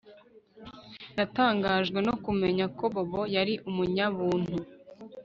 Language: Kinyarwanda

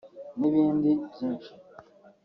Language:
Kinyarwanda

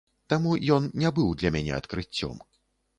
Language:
Belarusian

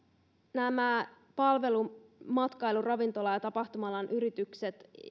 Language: Finnish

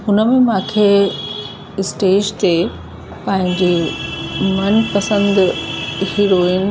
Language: Sindhi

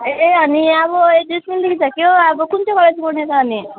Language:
Nepali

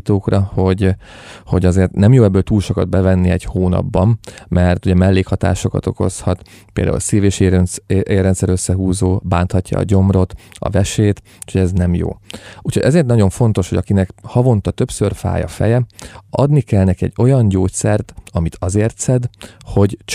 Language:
Hungarian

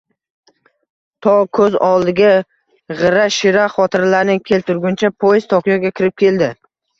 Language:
Uzbek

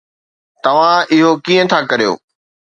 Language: Sindhi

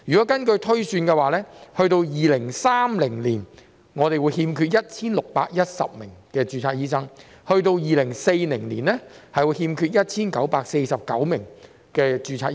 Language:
Cantonese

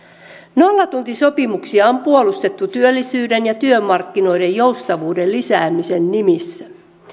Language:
Finnish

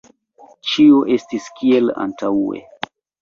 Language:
Esperanto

